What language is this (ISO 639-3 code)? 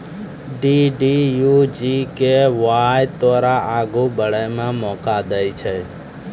mai